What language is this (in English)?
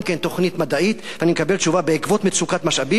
Hebrew